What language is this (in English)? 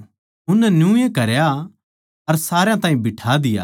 Haryanvi